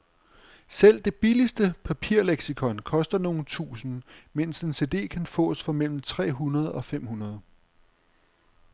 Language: Danish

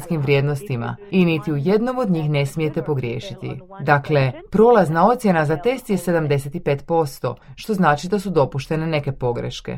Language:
Croatian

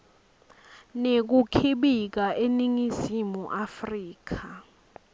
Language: Swati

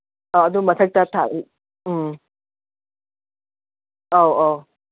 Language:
Manipuri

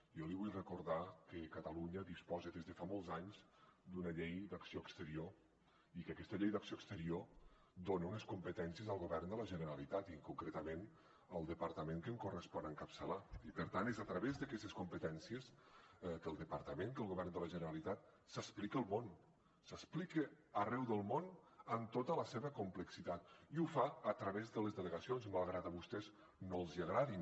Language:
Catalan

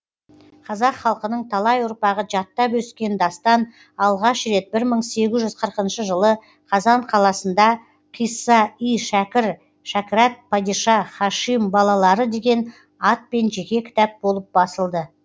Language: Kazakh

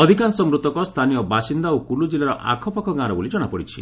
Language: Odia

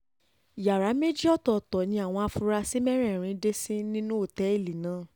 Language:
Yoruba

